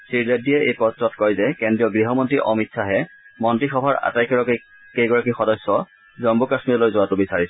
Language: Assamese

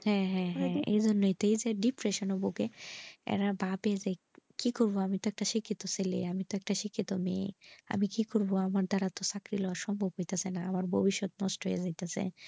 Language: Bangla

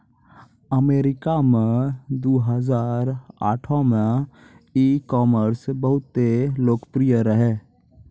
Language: Maithili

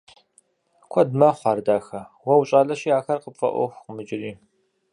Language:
Kabardian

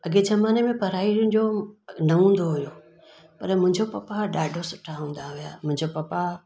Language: Sindhi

